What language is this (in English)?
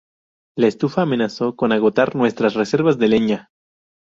Spanish